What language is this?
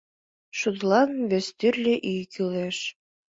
Mari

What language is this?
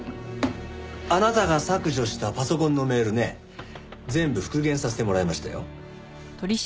Japanese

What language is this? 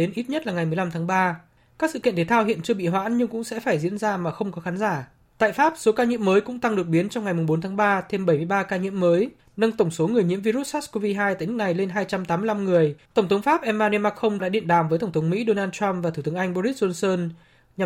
Vietnamese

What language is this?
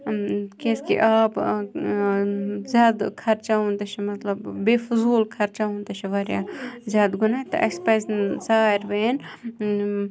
Kashmiri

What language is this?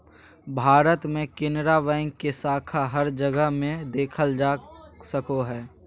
Magahi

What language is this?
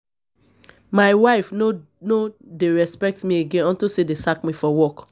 Nigerian Pidgin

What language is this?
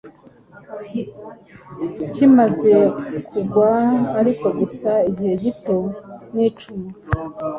Kinyarwanda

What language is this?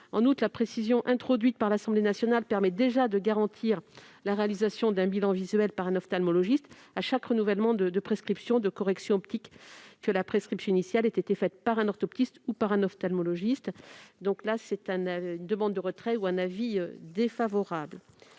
French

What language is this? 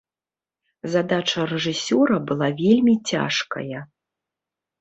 Belarusian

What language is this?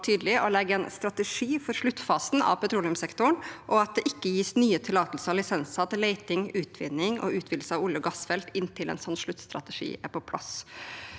Norwegian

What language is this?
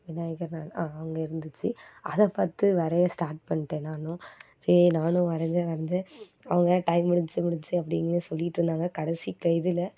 Tamil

